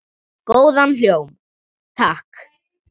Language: Icelandic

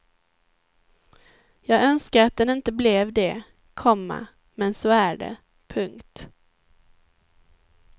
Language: Swedish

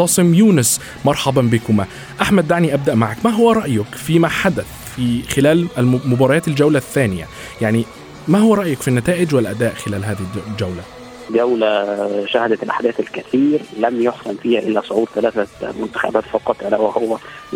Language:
Arabic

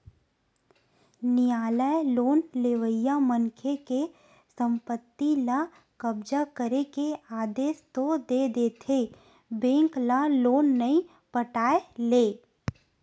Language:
Chhattisgarhi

